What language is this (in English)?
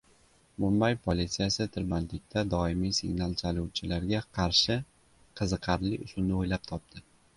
Uzbek